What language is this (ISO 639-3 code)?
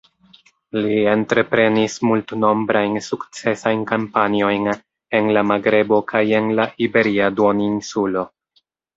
epo